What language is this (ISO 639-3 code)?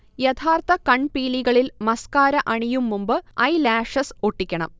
mal